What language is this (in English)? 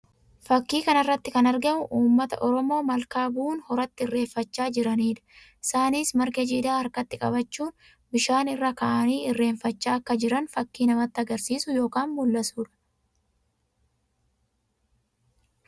Oromo